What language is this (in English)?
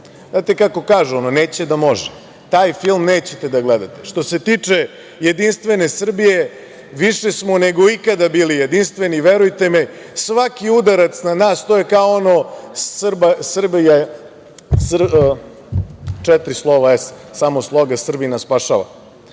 Serbian